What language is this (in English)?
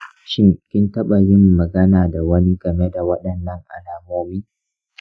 Hausa